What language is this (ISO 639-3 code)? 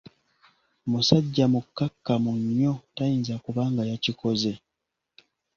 lug